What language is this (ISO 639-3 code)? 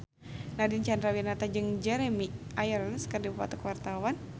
sun